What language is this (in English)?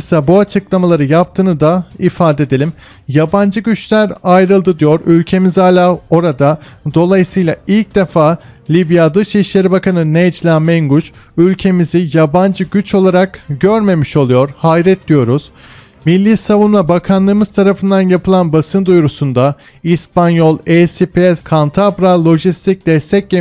Turkish